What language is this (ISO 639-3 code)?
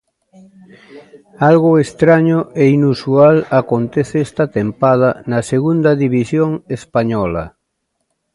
glg